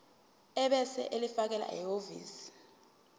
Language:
Zulu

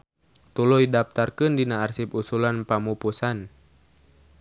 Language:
Sundanese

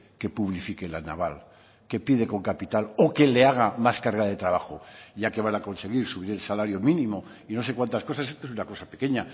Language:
Spanish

